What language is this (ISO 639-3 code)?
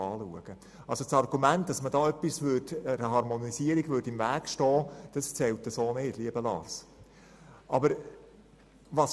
gsw